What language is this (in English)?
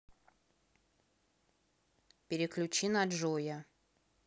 Russian